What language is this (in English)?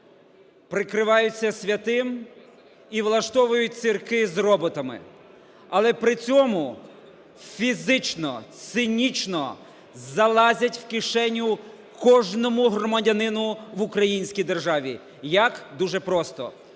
Ukrainian